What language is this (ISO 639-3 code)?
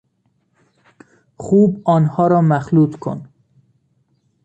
fas